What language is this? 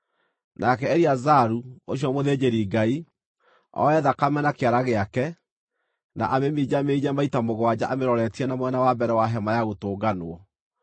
Kikuyu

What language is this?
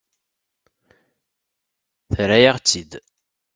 Kabyle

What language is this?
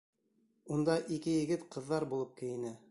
Bashkir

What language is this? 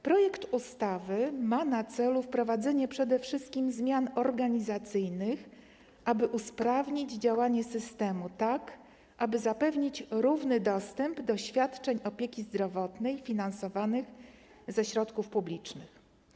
Polish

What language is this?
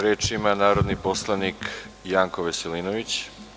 Serbian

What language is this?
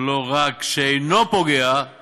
Hebrew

